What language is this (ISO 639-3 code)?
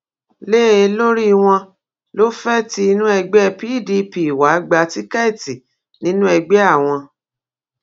yor